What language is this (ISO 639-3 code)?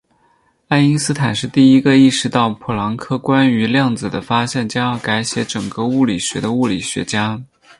zho